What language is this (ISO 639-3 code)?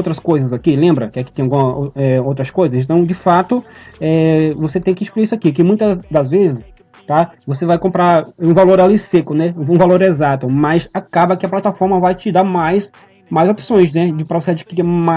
por